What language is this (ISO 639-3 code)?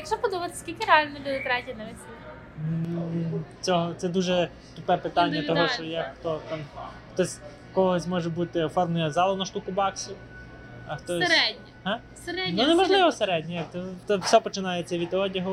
ukr